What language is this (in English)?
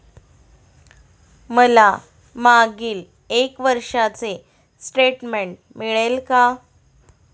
Marathi